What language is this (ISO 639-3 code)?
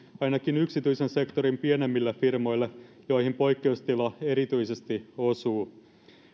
fin